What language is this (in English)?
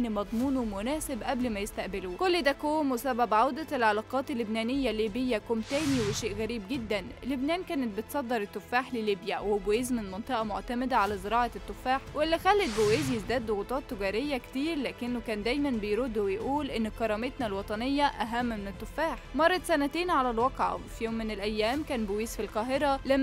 Arabic